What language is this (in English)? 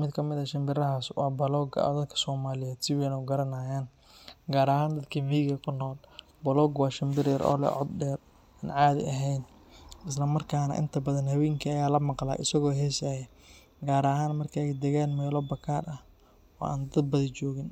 Somali